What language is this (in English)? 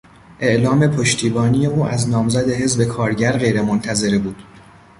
Persian